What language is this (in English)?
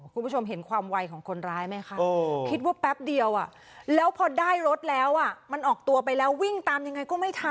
Thai